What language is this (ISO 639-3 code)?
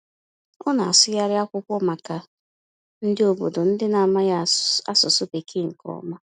ibo